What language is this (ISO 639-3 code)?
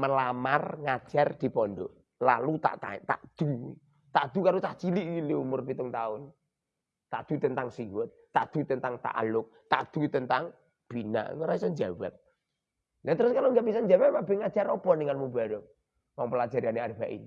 ind